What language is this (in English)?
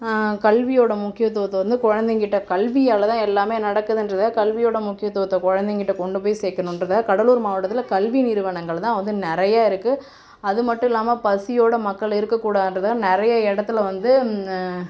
Tamil